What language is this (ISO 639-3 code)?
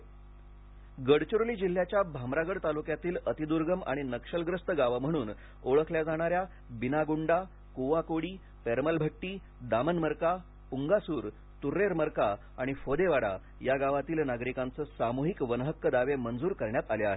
mar